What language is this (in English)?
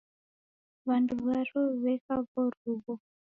Taita